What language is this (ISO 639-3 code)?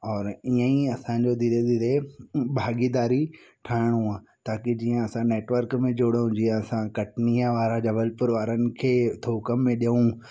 snd